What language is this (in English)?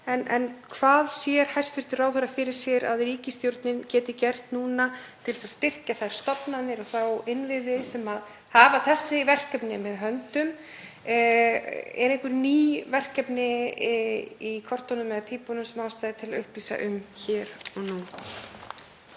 Icelandic